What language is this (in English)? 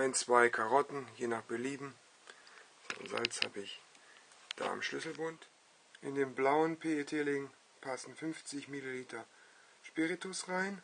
German